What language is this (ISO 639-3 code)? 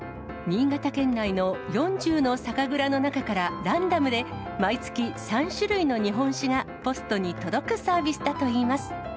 jpn